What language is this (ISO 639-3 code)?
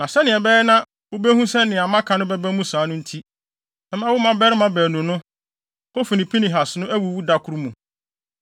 aka